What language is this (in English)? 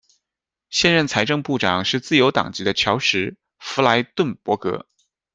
Chinese